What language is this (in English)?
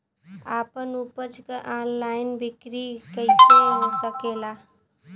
Bhojpuri